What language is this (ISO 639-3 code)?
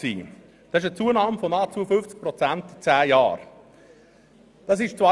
gsw